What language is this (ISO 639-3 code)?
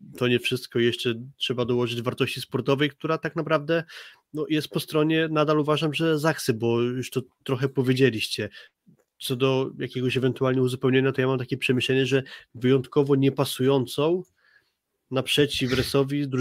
pol